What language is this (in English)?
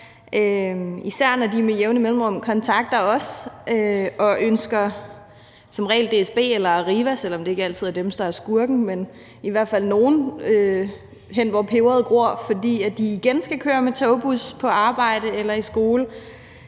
Danish